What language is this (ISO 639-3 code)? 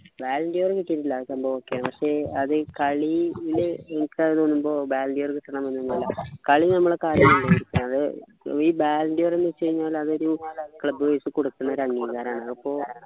mal